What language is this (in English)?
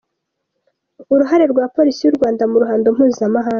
Kinyarwanda